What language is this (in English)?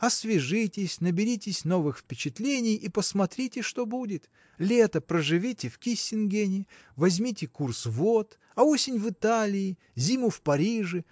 Russian